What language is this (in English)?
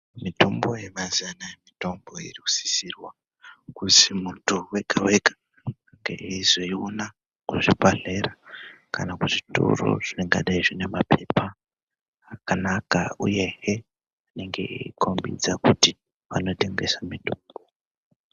Ndau